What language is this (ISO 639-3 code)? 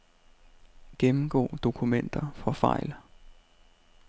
dan